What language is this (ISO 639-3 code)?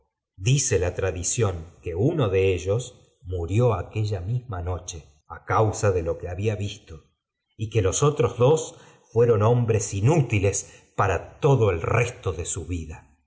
spa